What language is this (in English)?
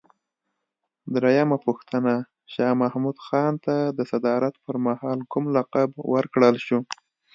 Pashto